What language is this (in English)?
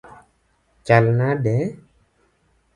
Luo (Kenya and Tanzania)